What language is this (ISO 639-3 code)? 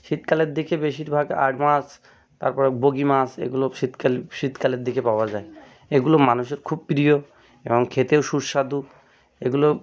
ben